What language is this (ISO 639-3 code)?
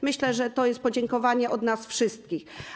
pol